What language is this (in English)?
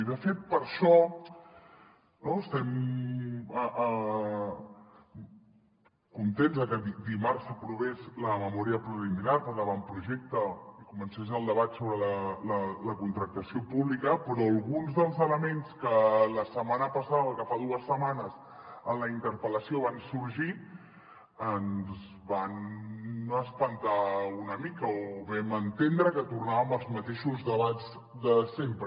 Catalan